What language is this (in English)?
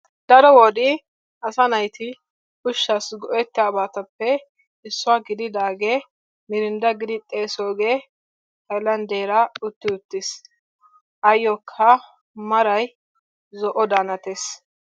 Wolaytta